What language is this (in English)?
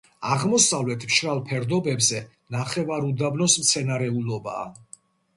Georgian